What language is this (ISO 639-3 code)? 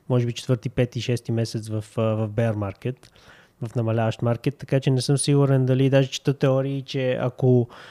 bul